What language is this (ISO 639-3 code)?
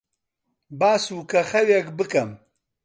ckb